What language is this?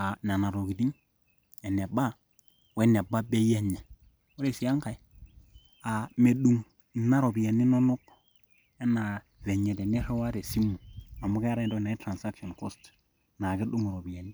Masai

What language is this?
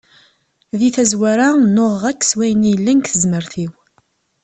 Kabyle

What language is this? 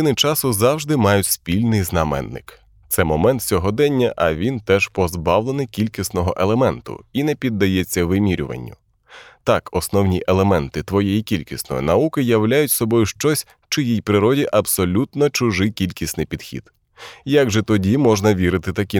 Ukrainian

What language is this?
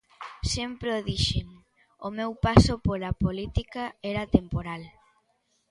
Galician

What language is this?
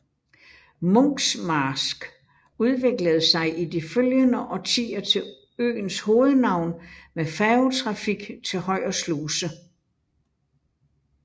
Danish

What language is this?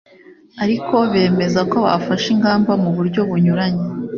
Kinyarwanda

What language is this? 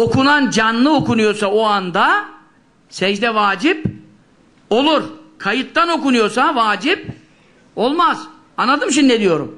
Turkish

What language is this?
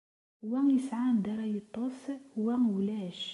Kabyle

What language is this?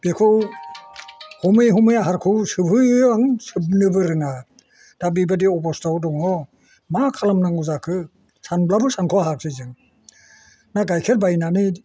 Bodo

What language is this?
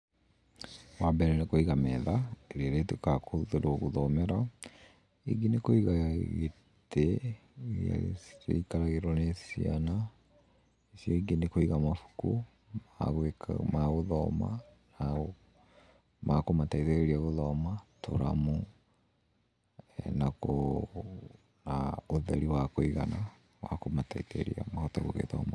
Kikuyu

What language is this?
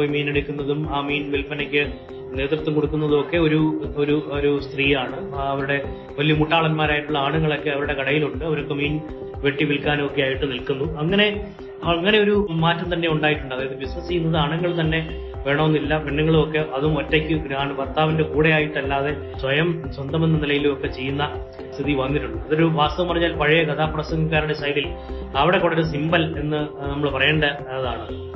Malayalam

